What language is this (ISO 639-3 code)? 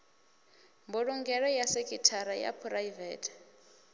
ven